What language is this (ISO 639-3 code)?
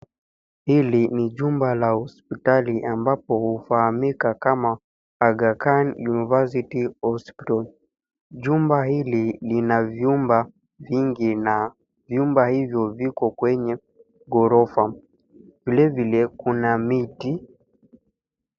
swa